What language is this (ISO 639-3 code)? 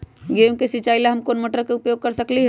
mag